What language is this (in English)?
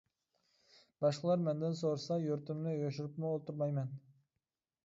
Uyghur